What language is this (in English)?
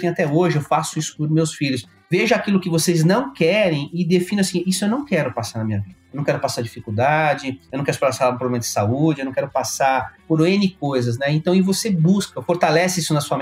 Portuguese